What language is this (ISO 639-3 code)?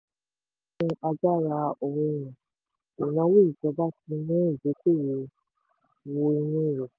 yor